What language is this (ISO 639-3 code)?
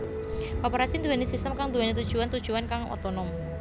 jav